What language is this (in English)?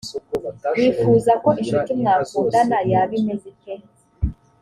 Kinyarwanda